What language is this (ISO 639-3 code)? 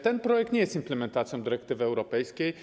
pol